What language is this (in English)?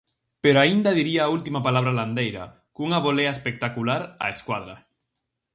Galician